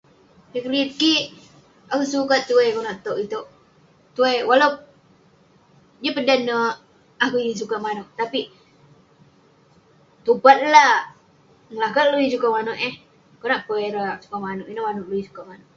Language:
Western Penan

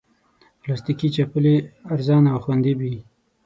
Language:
Pashto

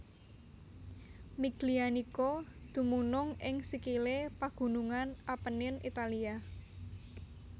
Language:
Javanese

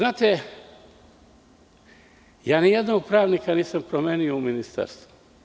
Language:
Serbian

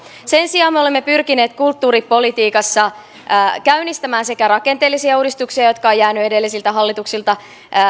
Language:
Finnish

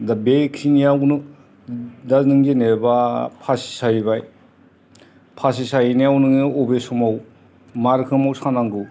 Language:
Bodo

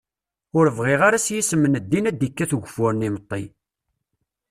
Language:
Kabyle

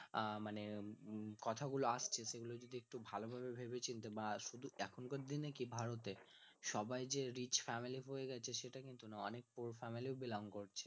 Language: Bangla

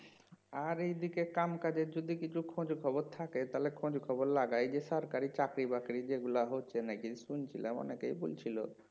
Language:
Bangla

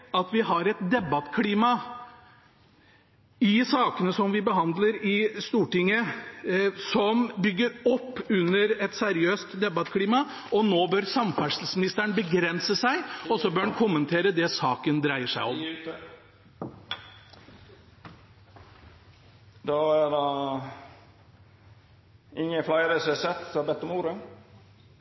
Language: Norwegian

